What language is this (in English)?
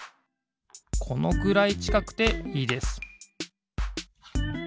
Japanese